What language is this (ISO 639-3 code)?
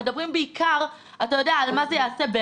heb